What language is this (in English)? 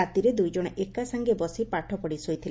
Odia